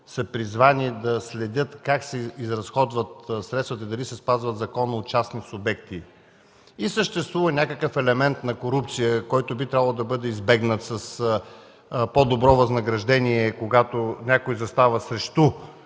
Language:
Bulgarian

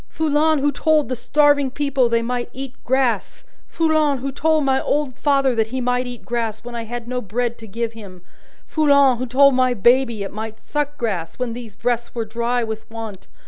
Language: English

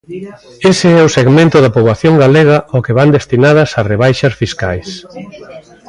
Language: Galician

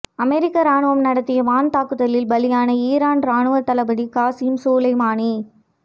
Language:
Tamil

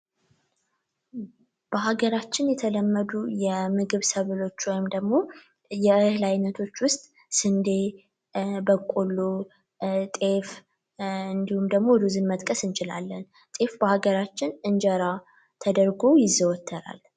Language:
Amharic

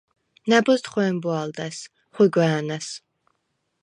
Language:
Svan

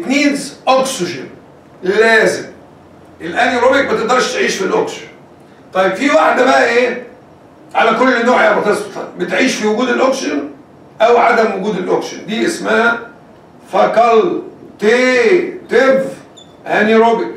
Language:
Arabic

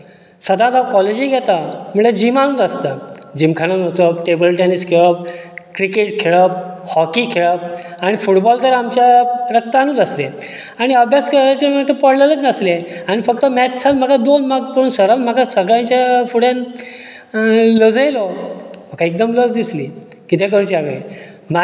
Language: Konkani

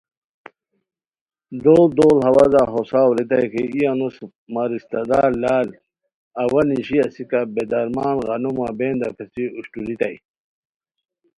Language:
Khowar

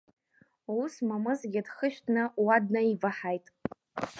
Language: Abkhazian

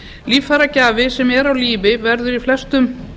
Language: Icelandic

